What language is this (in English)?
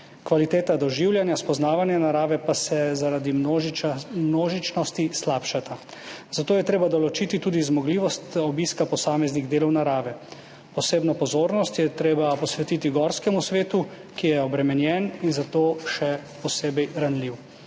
Slovenian